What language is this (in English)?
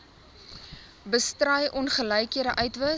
Afrikaans